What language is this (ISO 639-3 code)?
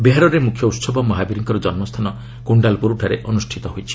ori